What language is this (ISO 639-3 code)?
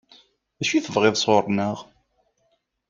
kab